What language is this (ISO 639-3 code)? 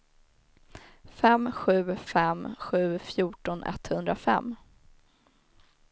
swe